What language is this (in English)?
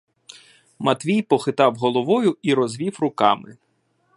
Ukrainian